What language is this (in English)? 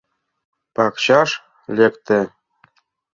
Mari